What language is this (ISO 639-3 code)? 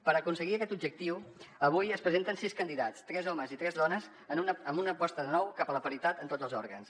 cat